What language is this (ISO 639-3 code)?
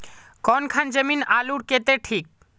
mag